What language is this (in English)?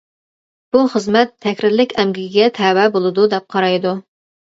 Uyghur